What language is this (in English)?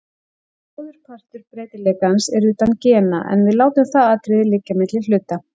Icelandic